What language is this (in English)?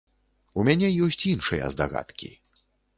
Belarusian